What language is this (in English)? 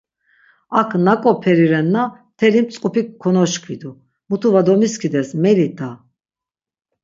Laz